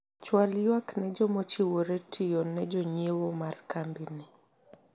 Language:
Luo (Kenya and Tanzania)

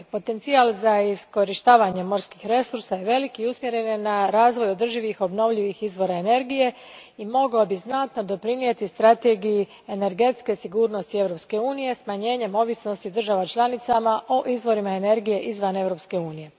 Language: Croatian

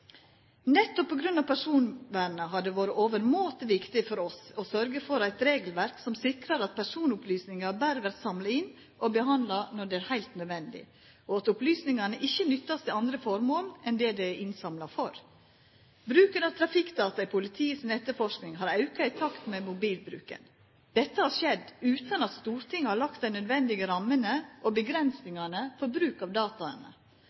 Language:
Norwegian Nynorsk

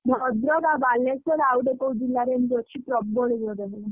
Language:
Odia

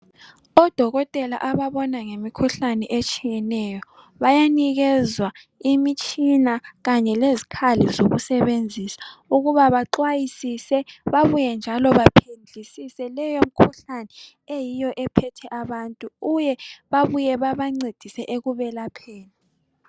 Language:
North Ndebele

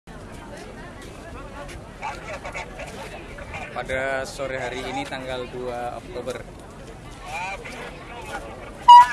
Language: Indonesian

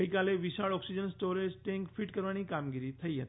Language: Gujarati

